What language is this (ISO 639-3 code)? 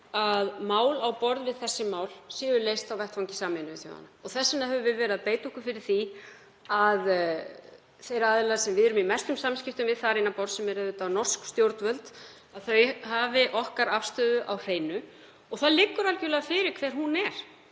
isl